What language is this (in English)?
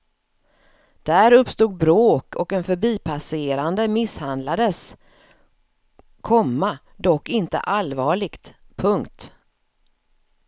Swedish